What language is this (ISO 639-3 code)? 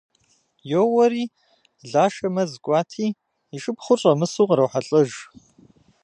kbd